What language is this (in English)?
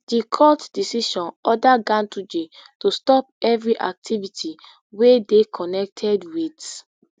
Nigerian Pidgin